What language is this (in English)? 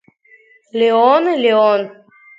Abkhazian